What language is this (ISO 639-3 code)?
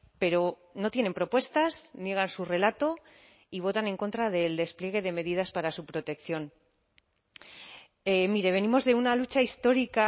spa